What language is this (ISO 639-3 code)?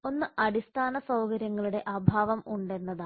mal